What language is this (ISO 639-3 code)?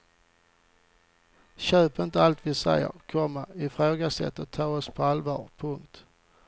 swe